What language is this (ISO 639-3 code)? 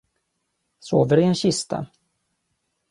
swe